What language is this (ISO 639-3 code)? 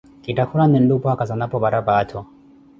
eko